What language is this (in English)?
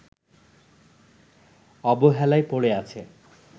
Bangla